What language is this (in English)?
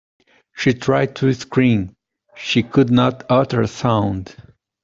English